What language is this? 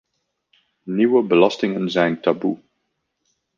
Dutch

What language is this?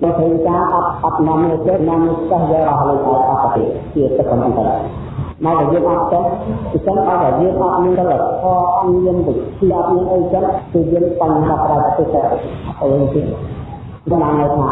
Vietnamese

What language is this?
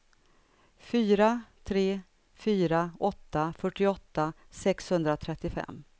Swedish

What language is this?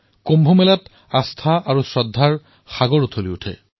Assamese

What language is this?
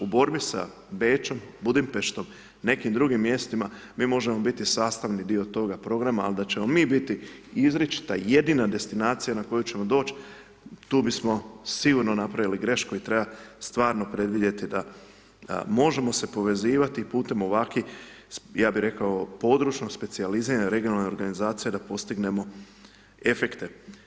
Croatian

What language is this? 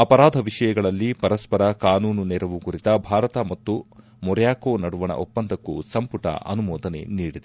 Kannada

